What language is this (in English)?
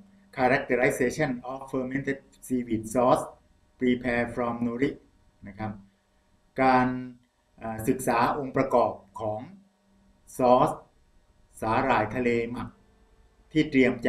Thai